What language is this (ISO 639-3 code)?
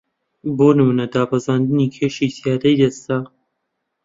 ckb